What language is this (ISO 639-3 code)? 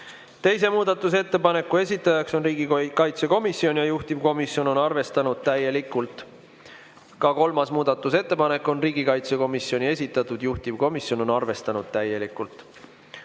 est